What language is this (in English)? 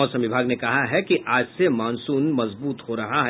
Hindi